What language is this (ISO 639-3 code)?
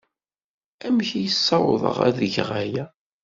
kab